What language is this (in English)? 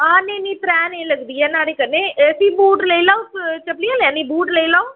Dogri